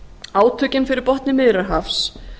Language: Icelandic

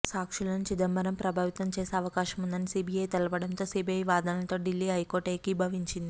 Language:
Telugu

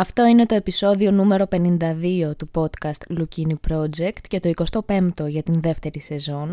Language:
Greek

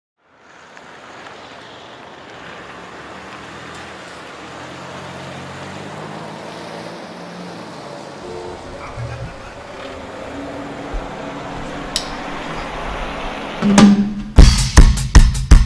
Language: Indonesian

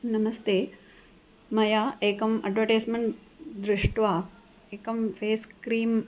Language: Sanskrit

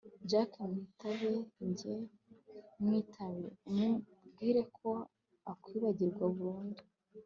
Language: Kinyarwanda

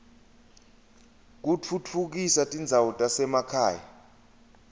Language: Swati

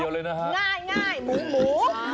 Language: Thai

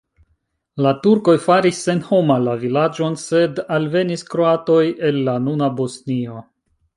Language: Esperanto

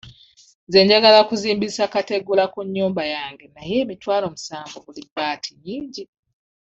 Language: Ganda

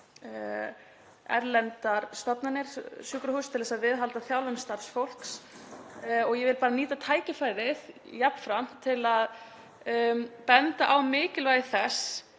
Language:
Icelandic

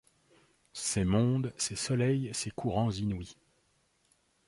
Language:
French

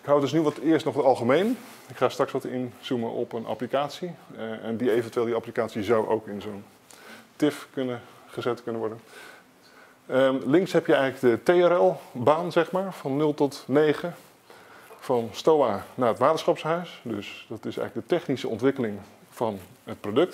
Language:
Dutch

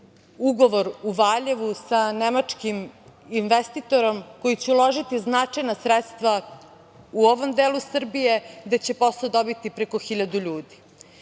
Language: Serbian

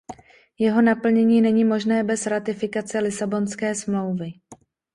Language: Czech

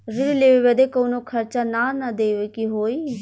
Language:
Bhojpuri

